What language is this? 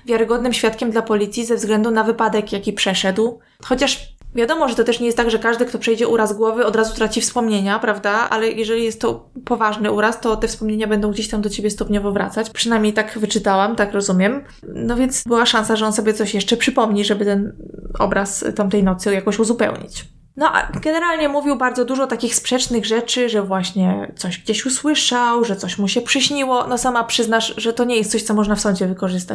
Polish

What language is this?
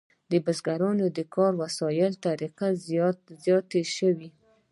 Pashto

